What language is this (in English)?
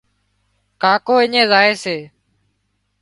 Wadiyara Koli